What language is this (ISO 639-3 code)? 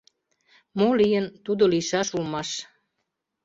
chm